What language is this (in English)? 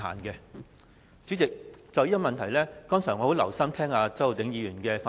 Cantonese